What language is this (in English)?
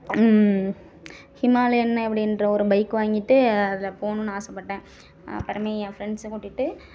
Tamil